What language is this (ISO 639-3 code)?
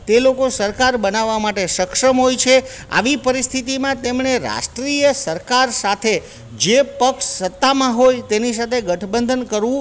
guj